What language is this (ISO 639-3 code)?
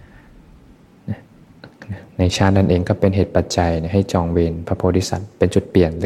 tha